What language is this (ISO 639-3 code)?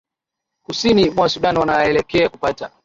swa